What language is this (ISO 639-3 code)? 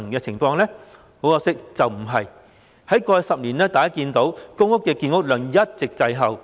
yue